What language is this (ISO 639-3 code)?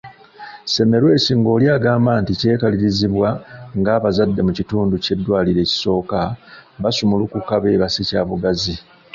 lug